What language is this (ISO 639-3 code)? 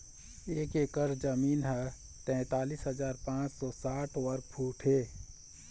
hne